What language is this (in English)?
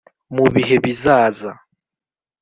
Kinyarwanda